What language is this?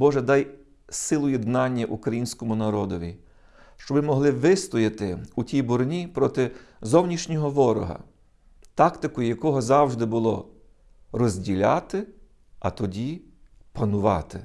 Ukrainian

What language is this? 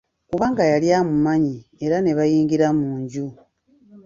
Ganda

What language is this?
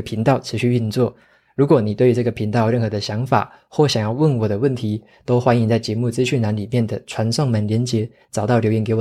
Chinese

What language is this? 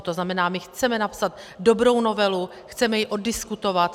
Czech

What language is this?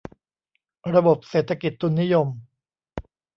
Thai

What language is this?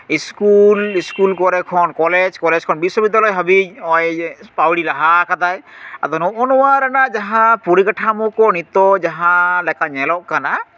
Santali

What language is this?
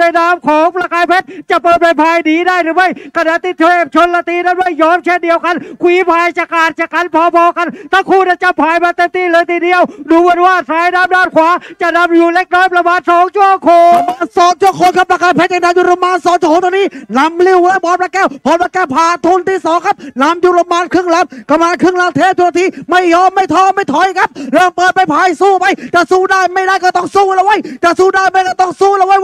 Thai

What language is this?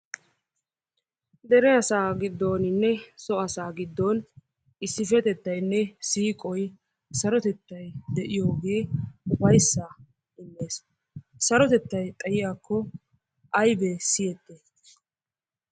Wolaytta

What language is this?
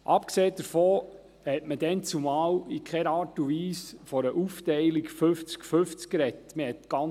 Swiss German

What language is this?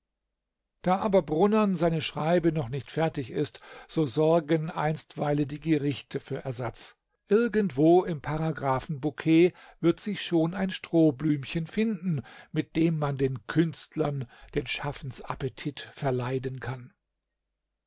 German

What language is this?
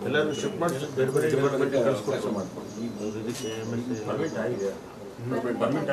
Kannada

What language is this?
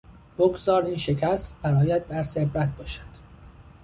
Persian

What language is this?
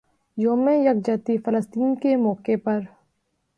Urdu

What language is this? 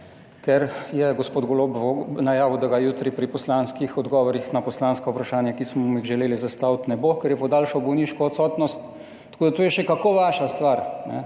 Slovenian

